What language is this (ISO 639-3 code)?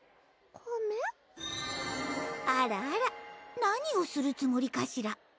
jpn